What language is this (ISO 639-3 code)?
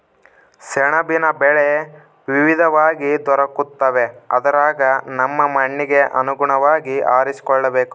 kan